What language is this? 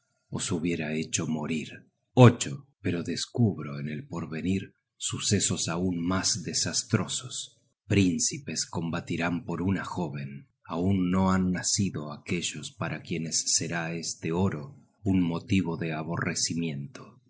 Spanish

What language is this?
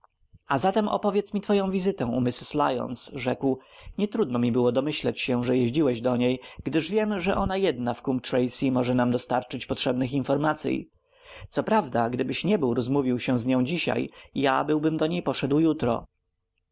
Polish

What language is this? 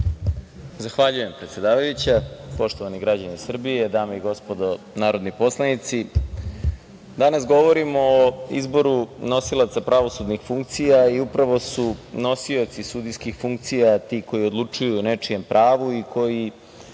Serbian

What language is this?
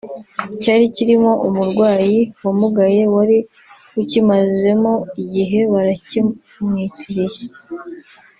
Kinyarwanda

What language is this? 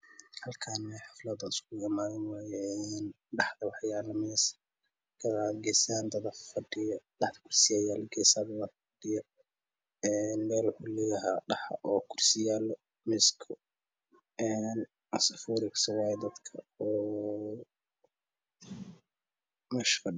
Somali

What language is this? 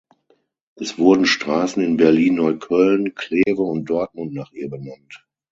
German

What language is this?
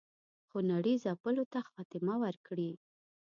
Pashto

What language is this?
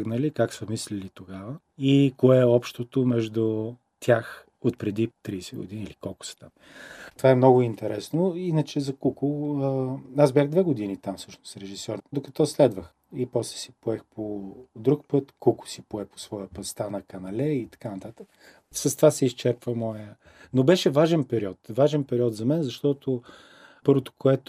Bulgarian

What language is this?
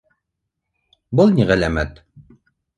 Bashkir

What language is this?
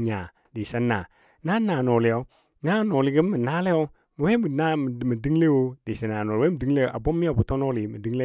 Dadiya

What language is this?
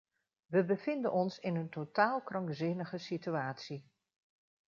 Dutch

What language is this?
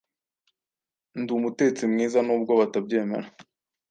Kinyarwanda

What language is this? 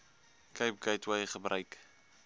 Afrikaans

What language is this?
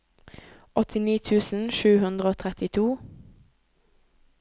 Norwegian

